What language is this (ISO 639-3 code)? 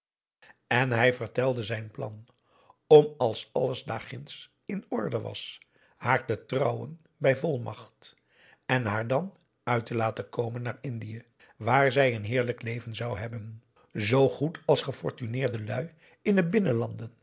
nld